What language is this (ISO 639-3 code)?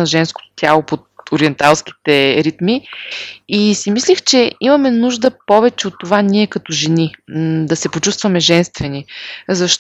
bul